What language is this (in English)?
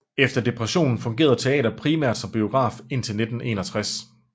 Danish